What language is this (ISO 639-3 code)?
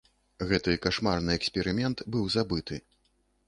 bel